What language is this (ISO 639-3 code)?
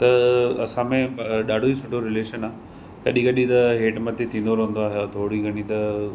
snd